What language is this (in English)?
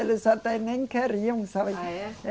Portuguese